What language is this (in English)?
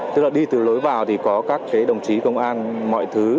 Vietnamese